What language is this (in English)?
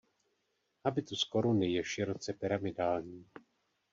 Czech